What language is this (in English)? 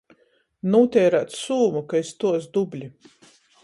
Latgalian